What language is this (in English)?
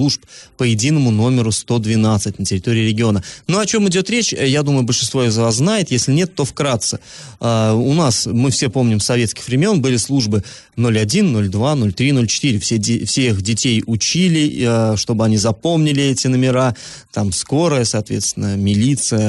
Russian